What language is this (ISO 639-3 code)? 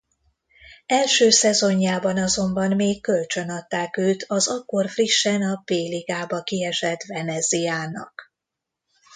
hun